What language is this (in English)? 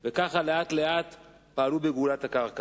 Hebrew